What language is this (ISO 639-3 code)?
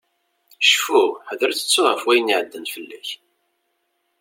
kab